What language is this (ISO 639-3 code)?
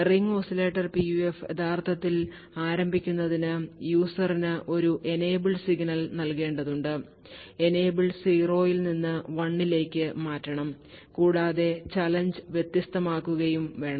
mal